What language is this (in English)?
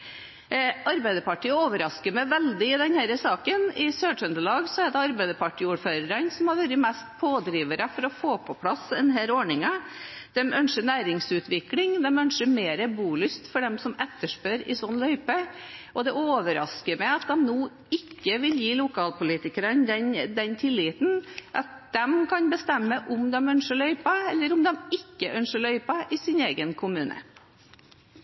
Norwegian Bokmål